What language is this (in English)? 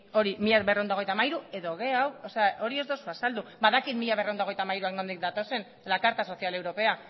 Basque